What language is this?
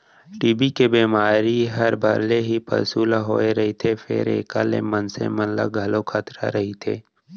Chhattisgarhi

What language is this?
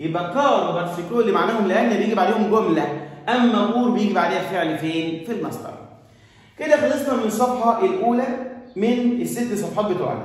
Arabic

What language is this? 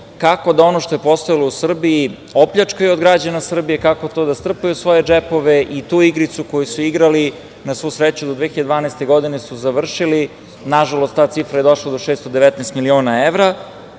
Serbian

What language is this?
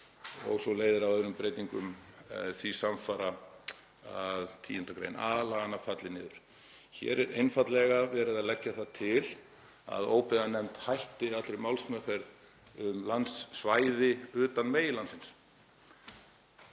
Icelandic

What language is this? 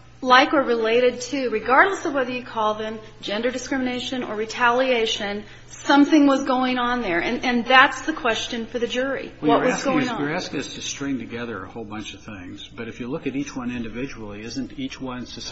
English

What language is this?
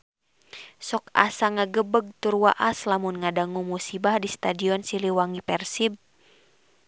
Sundanese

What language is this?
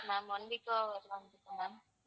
Tamil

